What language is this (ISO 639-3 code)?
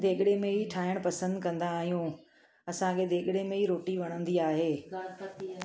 snd